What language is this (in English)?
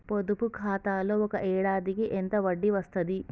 Telugu